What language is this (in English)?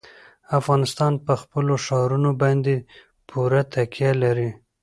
Pashto